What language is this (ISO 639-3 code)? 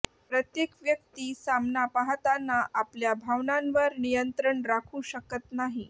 mar